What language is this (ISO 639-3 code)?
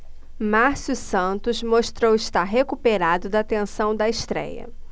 por